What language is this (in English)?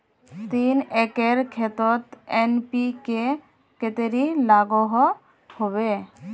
Magahi